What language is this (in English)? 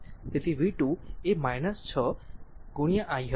Gujarati